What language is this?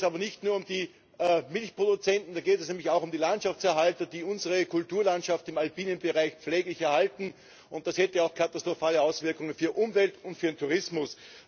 German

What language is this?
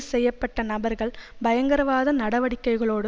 Tamil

